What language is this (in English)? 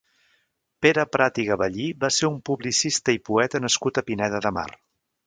Catalan